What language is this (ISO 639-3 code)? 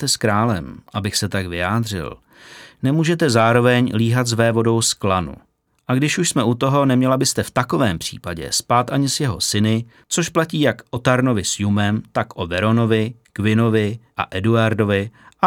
ces